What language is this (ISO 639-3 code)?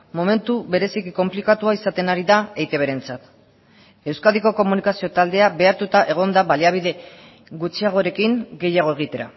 eus